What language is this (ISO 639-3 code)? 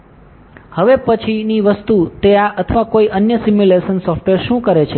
guj